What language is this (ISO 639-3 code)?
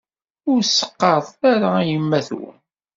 kab